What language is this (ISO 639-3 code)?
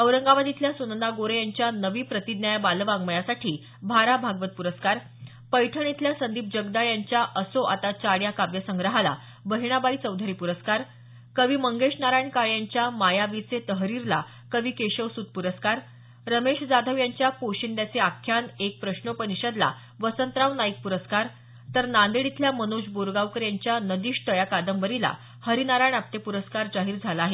mar